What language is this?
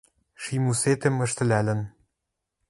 Western Mari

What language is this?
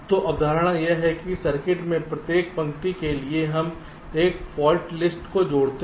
Hindi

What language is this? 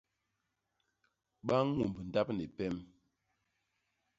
Basaa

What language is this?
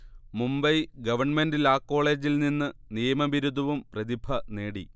Malayalam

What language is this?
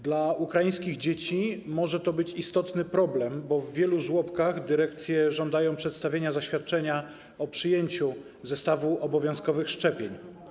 Polish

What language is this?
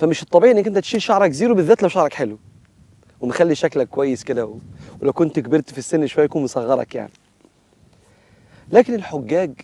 Arabic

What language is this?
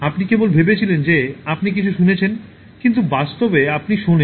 Bangla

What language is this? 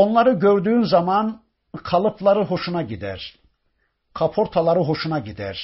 Turkish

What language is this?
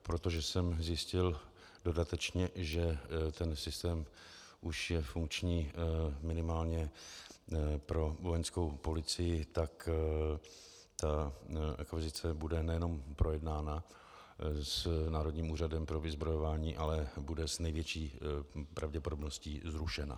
Czech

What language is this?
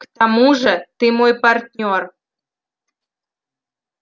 Russian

